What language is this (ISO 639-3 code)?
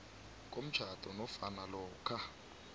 nbl